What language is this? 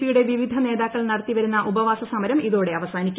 Malayalam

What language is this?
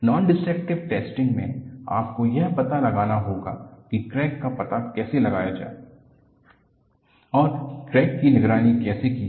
Hindi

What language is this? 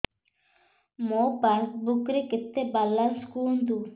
Odia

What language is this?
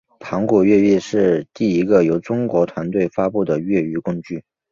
Chinese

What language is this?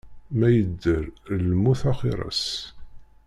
Kabyle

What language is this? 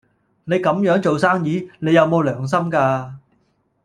Cantonese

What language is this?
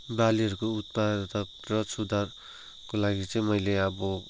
Nepali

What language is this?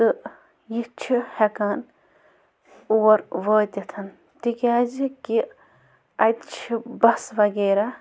Kashmiri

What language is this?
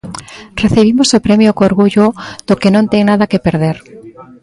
Galician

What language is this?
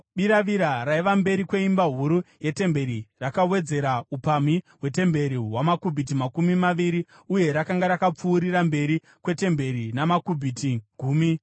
Shona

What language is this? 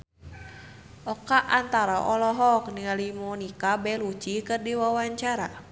Sundanese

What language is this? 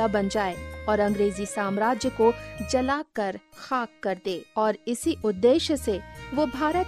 Hindi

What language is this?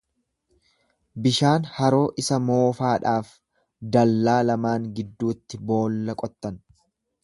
Oromo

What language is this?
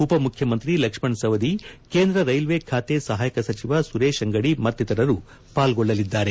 Kannada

